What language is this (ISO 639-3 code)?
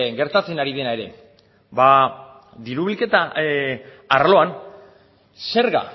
eus